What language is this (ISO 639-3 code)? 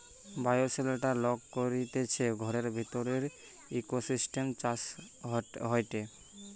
ben